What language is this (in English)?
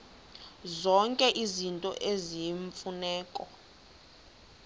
Xhosa